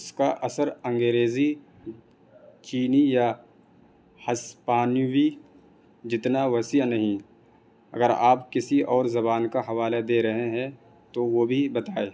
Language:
Urdu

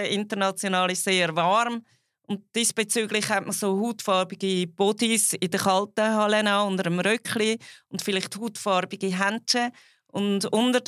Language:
German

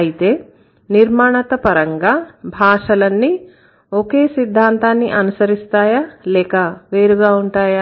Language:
Telugu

